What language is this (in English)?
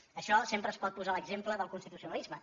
Catalan